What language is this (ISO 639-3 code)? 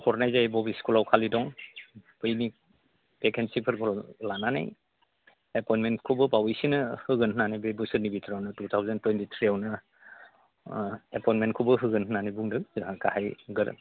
brx